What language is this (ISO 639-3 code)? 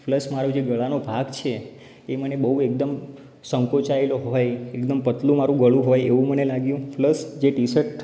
guj